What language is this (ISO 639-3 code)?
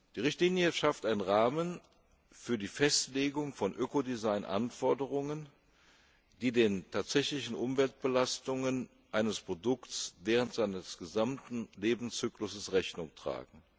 deu